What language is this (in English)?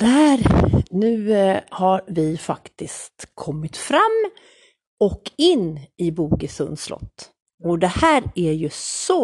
Swedish